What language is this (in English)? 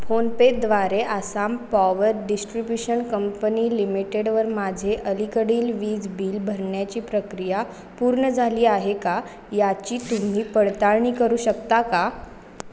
Marathi